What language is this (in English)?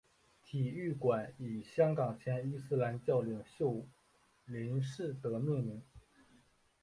Chinese